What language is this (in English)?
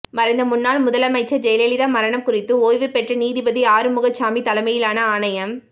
Tamil